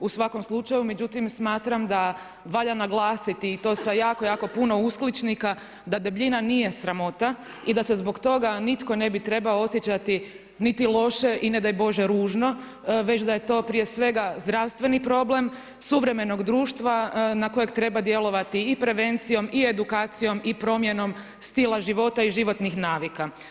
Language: Croatian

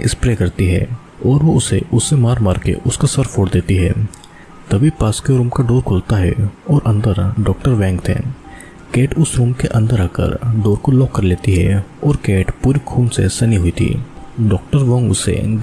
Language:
Hindi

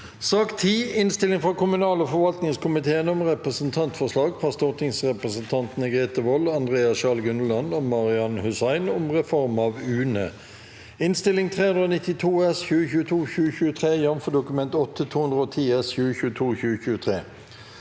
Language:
Norwegian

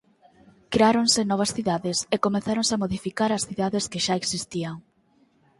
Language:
Galician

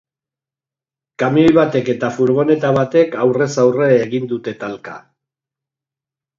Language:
Basque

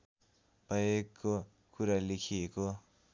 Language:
Nepali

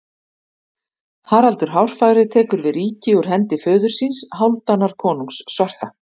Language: Icelandic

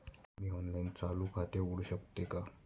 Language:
Marathi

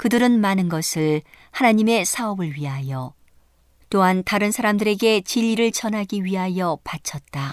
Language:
Korean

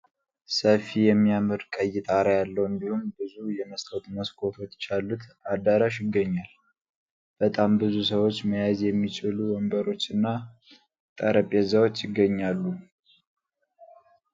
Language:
Amharic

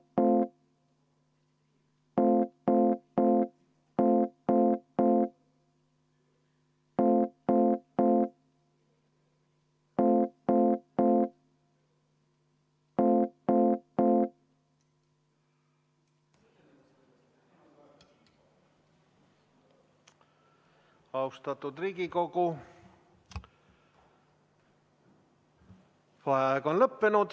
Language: Estonian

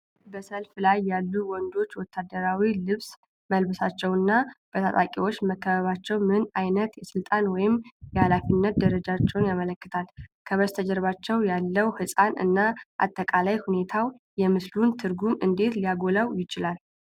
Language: Amharic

